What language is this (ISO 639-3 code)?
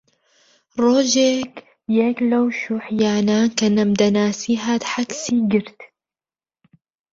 ckb